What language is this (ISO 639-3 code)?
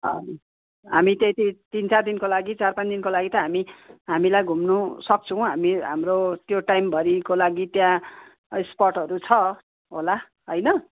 nep